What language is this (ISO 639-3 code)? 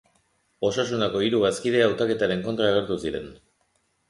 eus